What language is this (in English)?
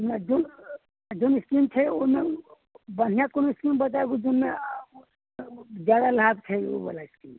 Maithili